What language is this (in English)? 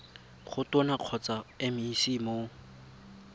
Tswana